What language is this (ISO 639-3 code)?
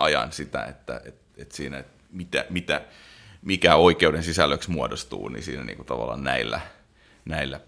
fin